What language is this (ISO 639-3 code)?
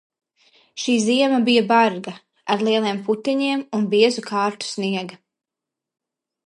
lav